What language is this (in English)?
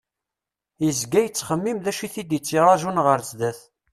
Kabyle